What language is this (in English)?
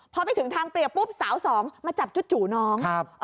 Thai